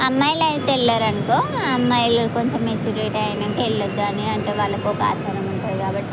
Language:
Telugu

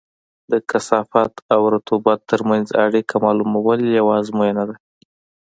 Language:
Pashto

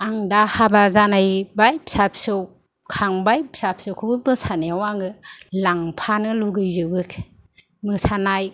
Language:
Bodo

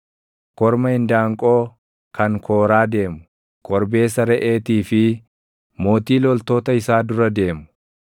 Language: Oromo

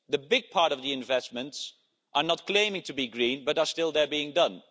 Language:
English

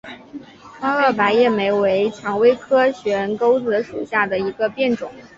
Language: Chinese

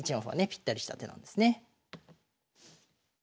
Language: Japanese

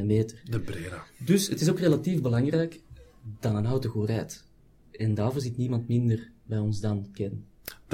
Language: Dutch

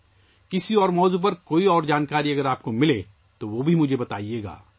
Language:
Urdu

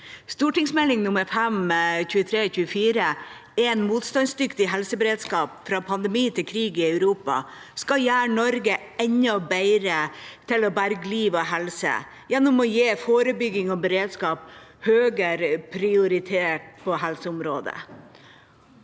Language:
Norwegian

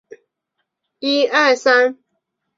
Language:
Chinese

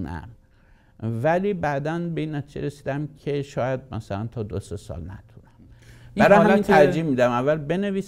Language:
Persian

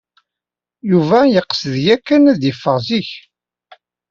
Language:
Kabyle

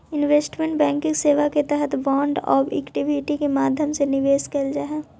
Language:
Magahi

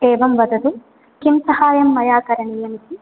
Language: Sanskrit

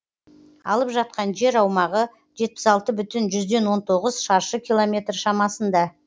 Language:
Kazakh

